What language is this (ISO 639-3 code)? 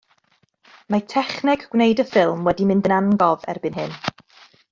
cym